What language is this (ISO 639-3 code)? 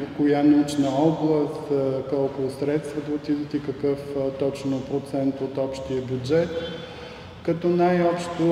bul